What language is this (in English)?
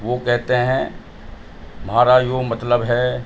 Urdu